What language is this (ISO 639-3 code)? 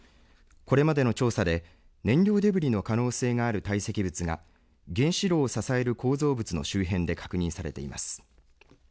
jpn